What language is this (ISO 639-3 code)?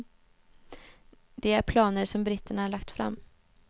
swe